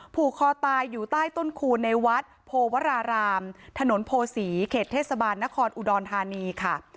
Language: Thai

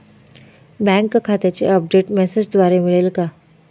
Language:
Marathi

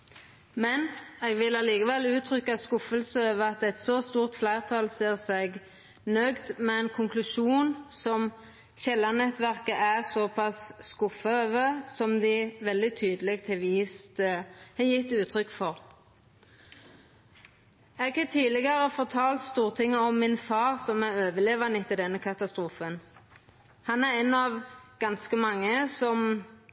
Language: Norwegian Nynorsk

